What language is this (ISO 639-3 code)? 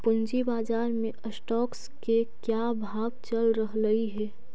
mag